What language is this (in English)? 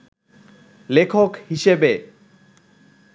Bangla